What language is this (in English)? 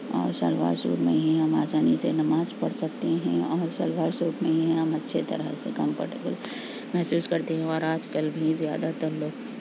Urdu